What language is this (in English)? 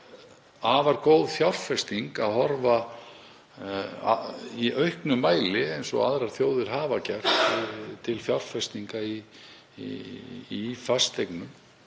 Icelandic